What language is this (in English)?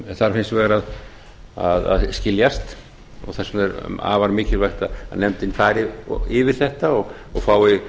Icelandic